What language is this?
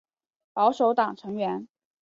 Chinese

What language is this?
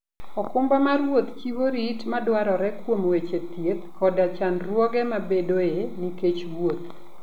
Luo (Kenya and Tanzania)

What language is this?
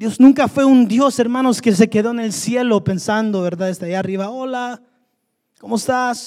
Spanish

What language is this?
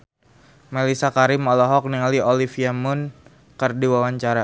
Sundanese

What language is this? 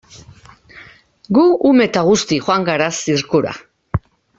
Basque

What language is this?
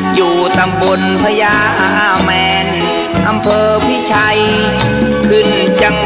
Thai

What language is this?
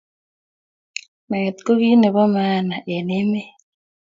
Kalenjin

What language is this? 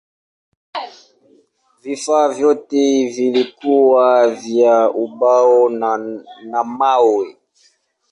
Swahili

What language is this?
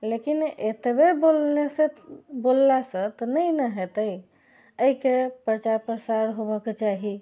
Maithili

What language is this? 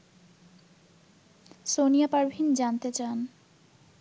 Bangla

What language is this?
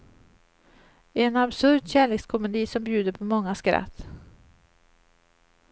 Swedish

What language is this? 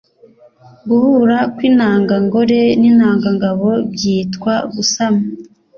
Kinyarwanda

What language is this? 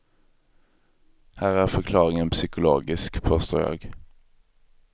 Swedish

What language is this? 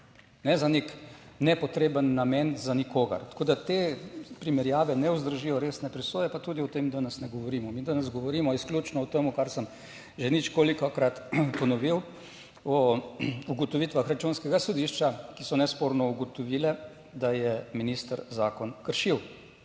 Slovenian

